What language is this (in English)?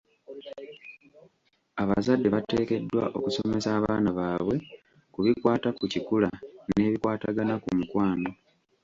Ganda